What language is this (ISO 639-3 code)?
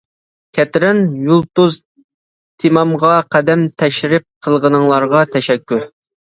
uig